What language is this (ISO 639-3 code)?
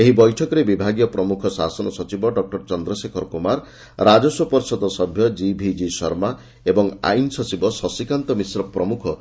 ori